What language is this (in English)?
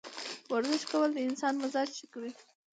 Pashto